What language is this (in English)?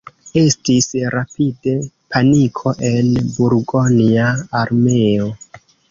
Esperanto